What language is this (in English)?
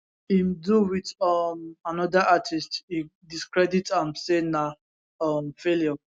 Nigerian Pidgin